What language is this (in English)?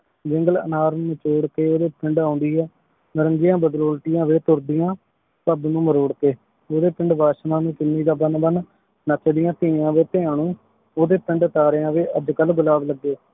Punjabi